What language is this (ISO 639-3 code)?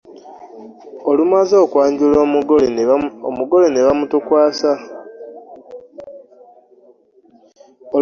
lug